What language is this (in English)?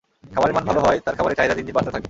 Bangla